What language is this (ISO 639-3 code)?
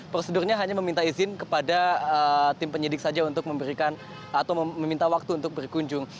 ind